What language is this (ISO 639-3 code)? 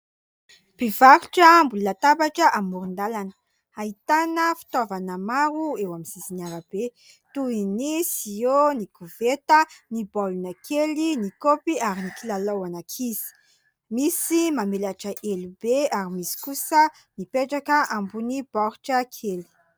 mlg